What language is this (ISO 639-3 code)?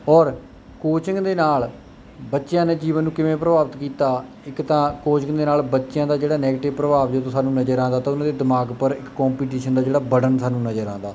pan